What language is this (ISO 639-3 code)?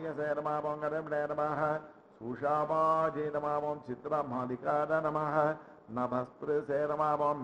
ara